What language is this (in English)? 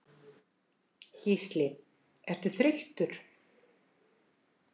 Icelandic